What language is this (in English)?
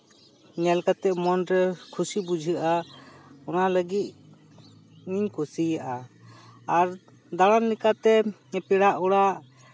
Santali